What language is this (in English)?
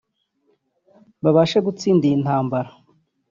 Kinyarwanda